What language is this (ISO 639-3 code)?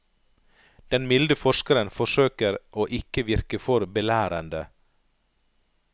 nor